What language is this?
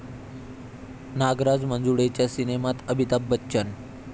Marathi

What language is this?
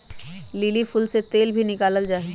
Magahi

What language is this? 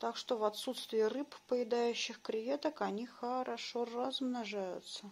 Russian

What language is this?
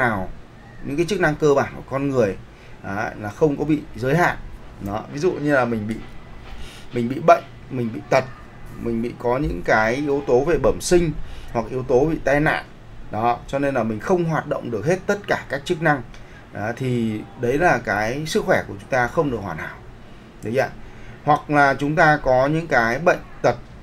Vietnamese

